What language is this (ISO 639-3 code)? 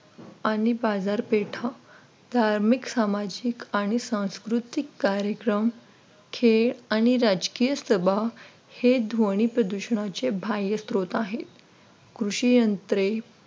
mar